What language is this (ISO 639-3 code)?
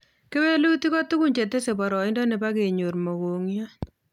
kln